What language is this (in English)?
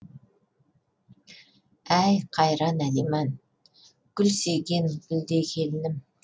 Kazakh